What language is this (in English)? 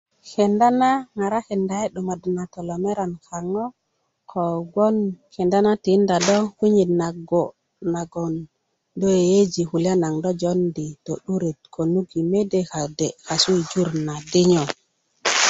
Kuku